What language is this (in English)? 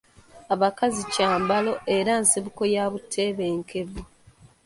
Ganda